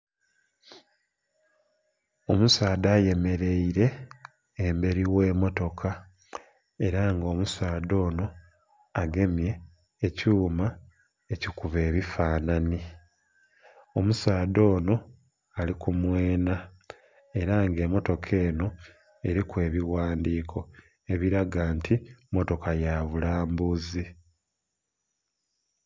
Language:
Soga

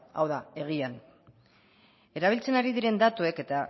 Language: Basque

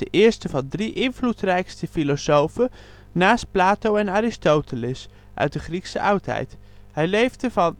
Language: Dutch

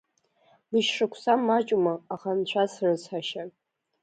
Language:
Abkhazian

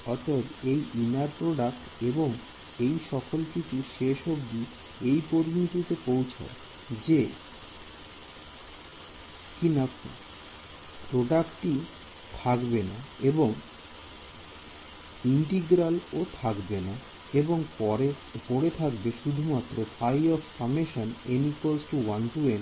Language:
Bangla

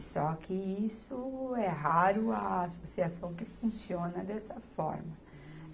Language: Portuguese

